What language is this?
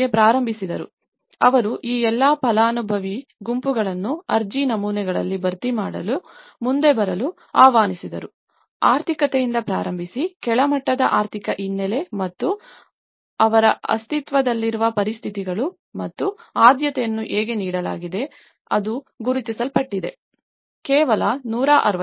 Kannada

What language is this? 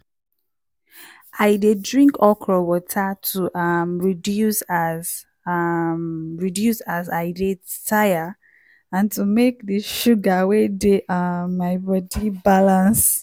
Nigerian Pidgin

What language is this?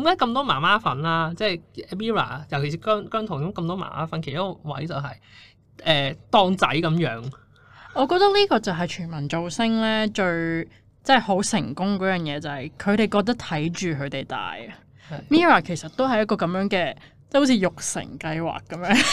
Chinese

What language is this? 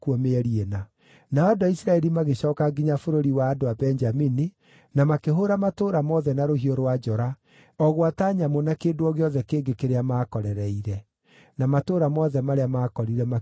Kikuyu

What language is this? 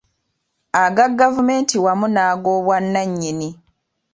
Ganda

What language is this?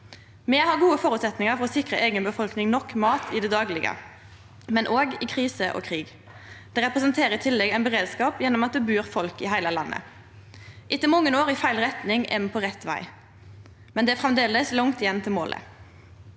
Norwegian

